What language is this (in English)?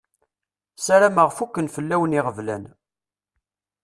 Kabyle